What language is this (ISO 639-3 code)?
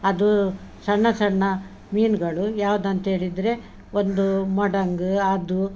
kan